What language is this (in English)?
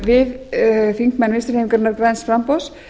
Icelandic